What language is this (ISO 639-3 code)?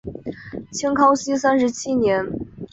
zho